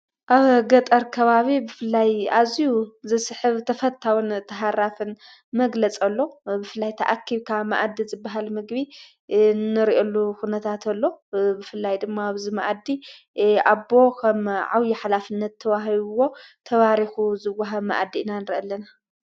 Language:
Tigrinya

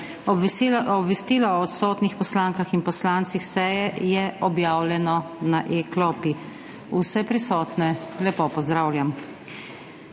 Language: Slovenian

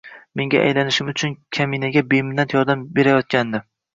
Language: Uzbek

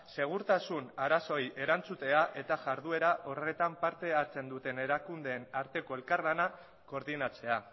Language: Basque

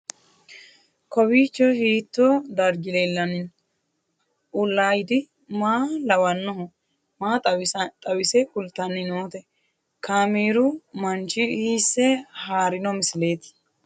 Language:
Sidamo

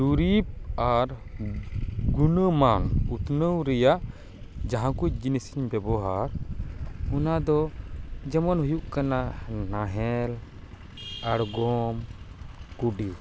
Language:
Santali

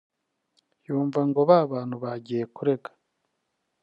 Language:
Kinyarwanda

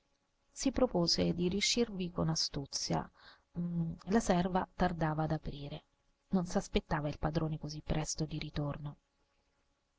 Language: Italian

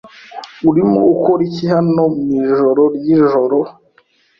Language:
Kinyarwanda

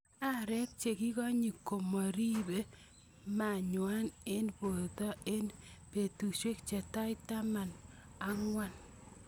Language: Kalenjin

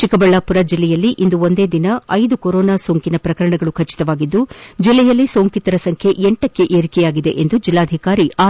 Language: Kannada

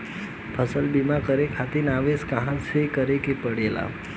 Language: Bhojpuri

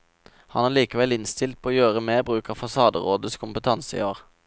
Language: Norwegian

